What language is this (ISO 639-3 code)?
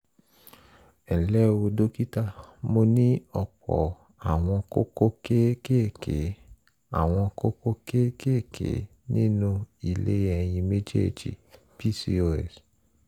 yor